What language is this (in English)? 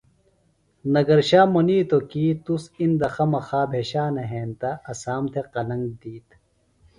Phalura